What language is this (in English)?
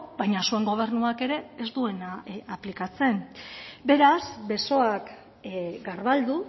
Basque